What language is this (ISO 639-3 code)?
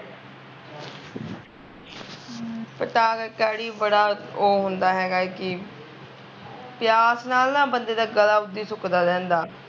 pan